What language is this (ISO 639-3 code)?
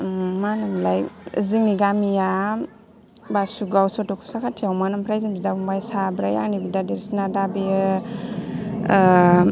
brx